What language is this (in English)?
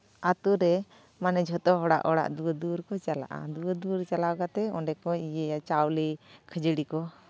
Santali